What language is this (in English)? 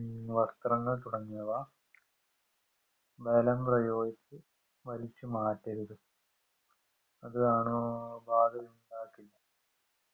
Malayalam